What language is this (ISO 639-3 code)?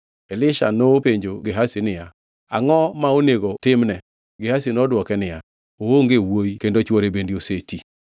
luo